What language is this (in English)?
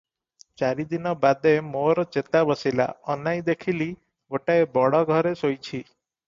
Odia